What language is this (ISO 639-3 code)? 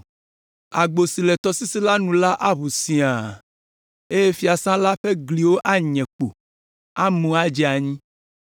ewe